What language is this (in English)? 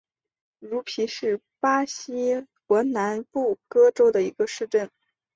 Chinese